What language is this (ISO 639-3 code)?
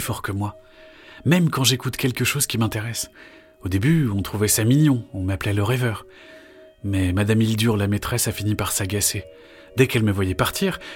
fra